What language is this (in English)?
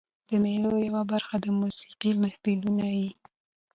Pashto